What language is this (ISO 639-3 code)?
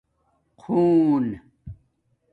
dmk